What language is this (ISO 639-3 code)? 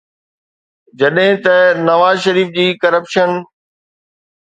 snd